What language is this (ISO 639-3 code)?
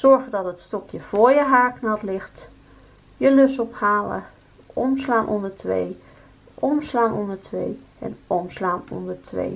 nld